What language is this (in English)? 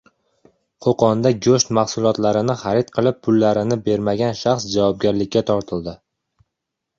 Uzbek